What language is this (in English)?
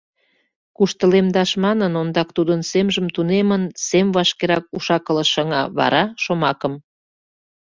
Mari